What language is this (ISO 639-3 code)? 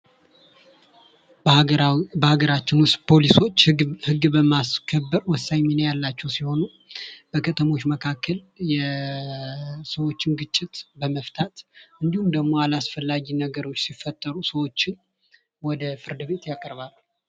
amh